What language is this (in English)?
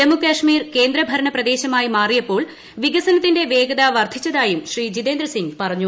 Malayalam